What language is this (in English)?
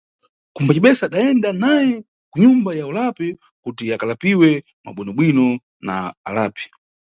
Nyungwe